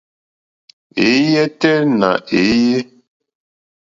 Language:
Mokpwe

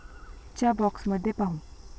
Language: Marathi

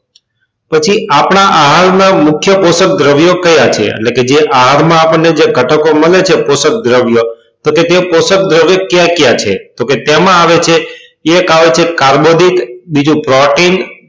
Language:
Gujarati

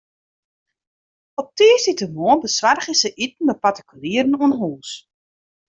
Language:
Western Frisian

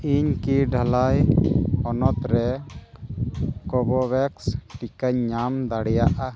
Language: Santali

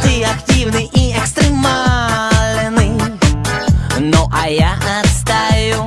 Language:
Russian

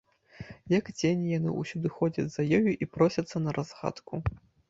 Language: Belarusian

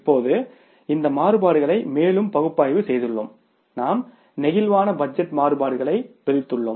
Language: Tamil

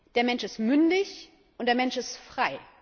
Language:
German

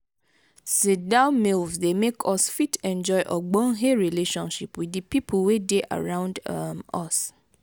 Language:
Nigerian Pidgin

